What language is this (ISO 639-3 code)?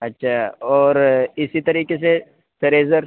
urd